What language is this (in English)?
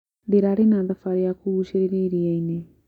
Kikuyu